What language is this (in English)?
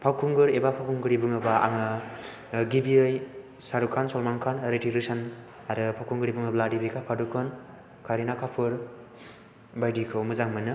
Bodo